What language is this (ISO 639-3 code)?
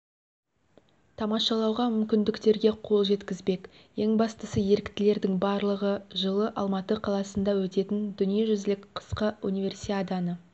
kaz